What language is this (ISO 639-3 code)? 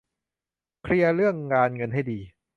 tha